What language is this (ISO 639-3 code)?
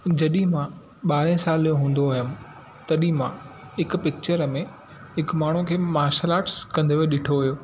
snd